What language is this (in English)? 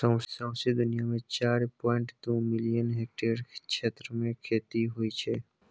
Maithili